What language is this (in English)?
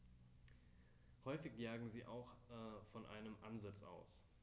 German